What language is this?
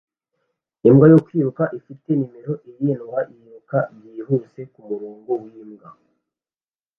Kinyarwanda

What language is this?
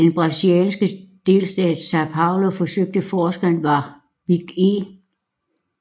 Danish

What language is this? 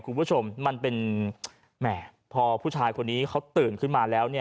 Thai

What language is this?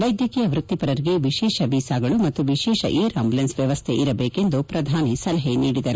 Kannada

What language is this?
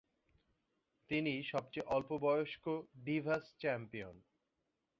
Bangla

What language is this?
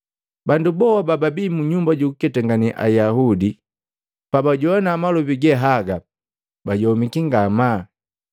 Matengo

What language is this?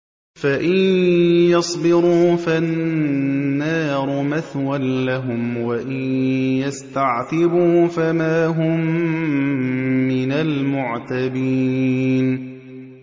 Arabic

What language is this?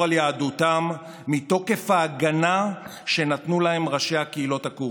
Hebrew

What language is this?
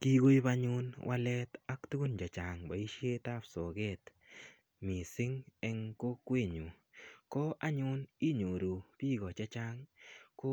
Kalenjin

